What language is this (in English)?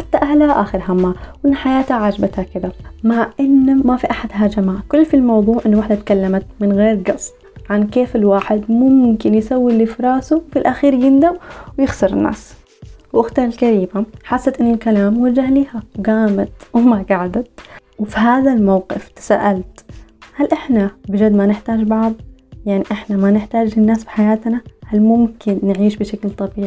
Arabic